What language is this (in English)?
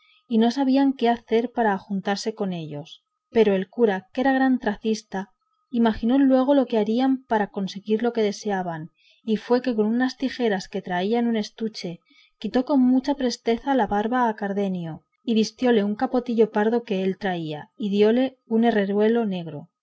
Spanish